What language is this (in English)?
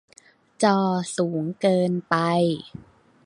Thai